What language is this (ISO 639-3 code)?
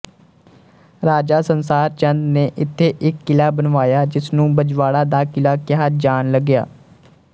pan